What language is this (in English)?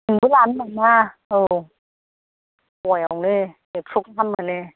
Bodo